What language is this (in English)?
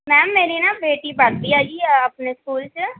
Punjabi